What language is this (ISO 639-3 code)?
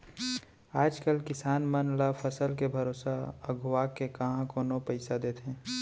hne